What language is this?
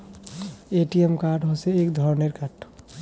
Bangla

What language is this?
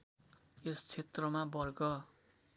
Nepali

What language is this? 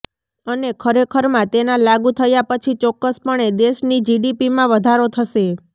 Gujarati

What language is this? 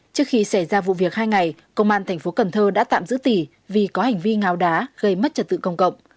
Vietnamese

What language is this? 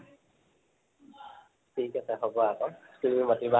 Assamese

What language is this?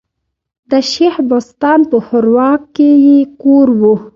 Pashto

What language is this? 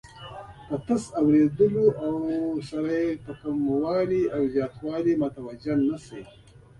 Pashto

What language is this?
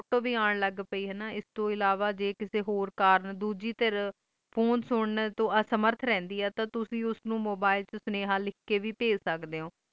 Punjabi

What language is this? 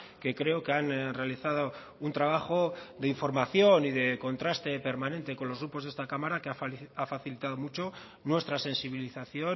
Spanish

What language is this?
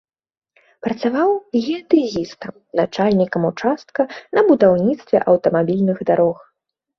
Belarusian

